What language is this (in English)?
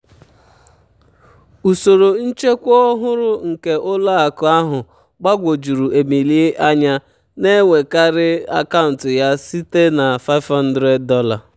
Igbo